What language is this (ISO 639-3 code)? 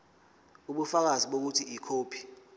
zul